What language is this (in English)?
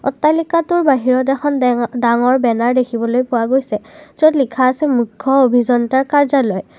Assamese